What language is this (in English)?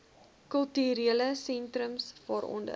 Afrikaans